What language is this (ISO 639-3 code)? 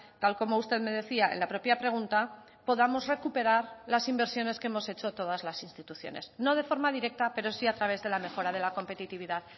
spa